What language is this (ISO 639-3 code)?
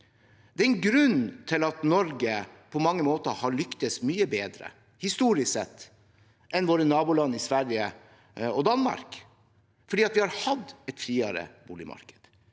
nor